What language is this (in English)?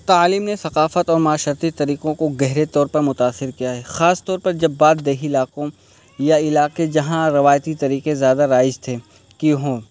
Urdu